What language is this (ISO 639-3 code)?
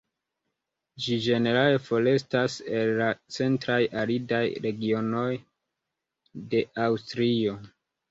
epo